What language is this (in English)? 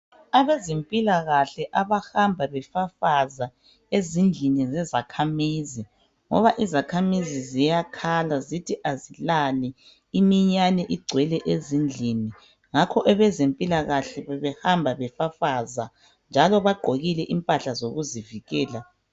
North Ndebele